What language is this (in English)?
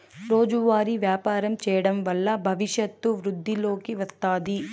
Telugu